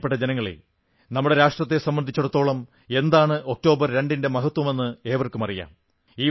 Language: Malayalam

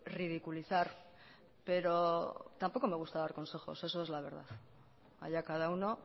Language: Spanish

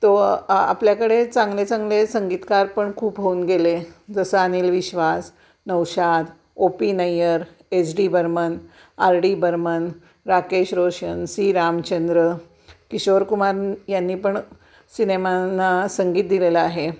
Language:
Marathi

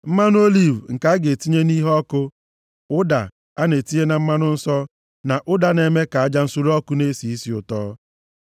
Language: Igbo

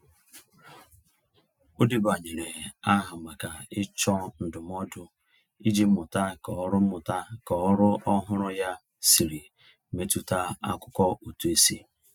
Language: Igbo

